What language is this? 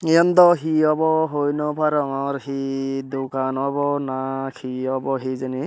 Chakma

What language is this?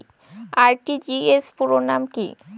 Bangla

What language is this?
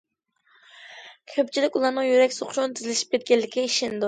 Uyghur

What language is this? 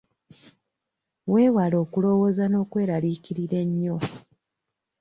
Ganda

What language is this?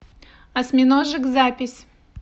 Russian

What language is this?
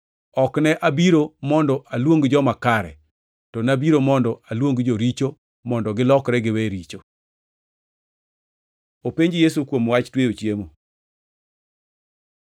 Luo (Kenya and Tanzania)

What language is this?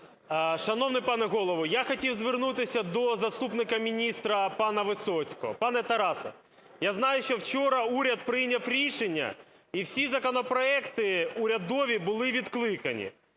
Ukrainian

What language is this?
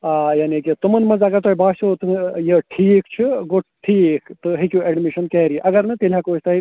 Kashmiri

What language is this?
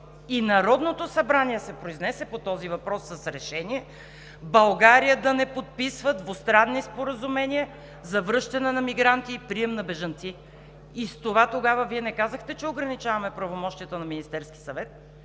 Bulgarian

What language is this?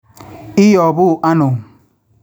Kalenjin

